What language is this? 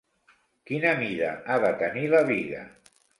Catalan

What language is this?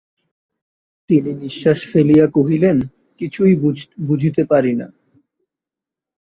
Bangla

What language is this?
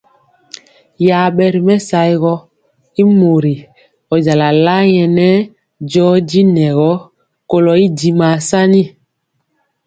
Mpiemo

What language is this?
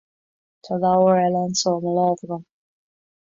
Irish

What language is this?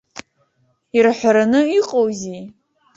Abkhazian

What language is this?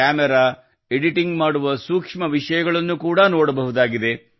Kannada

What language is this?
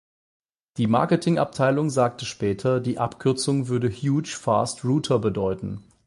German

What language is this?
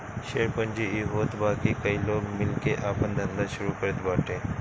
Bhojpuri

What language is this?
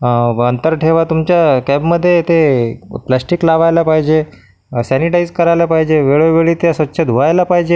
Marathi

